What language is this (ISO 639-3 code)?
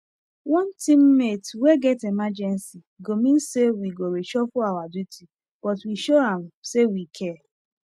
pcm